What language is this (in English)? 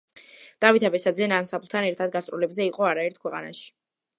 Georgian